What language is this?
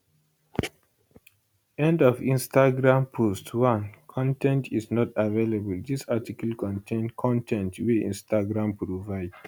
Nigerian Pidgin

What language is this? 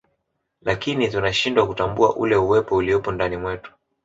Swahili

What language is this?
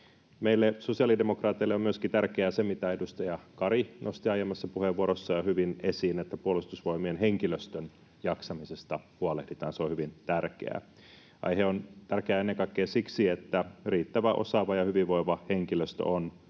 Finnish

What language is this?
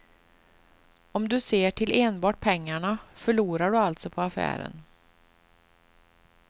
Swedish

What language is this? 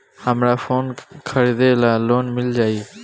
Bhojpuri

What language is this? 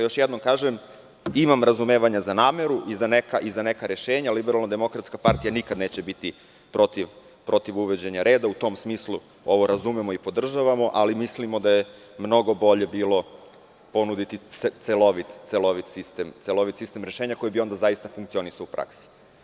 Serbian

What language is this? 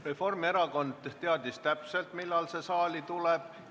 Estonian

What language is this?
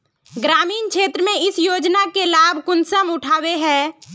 Magahi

